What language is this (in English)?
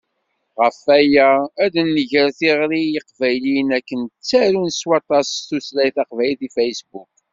Kabyle